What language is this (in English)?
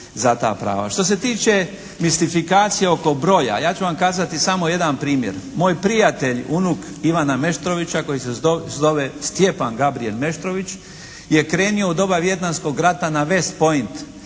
Croatian